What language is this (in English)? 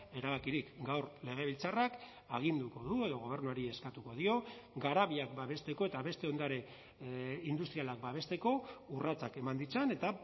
Basque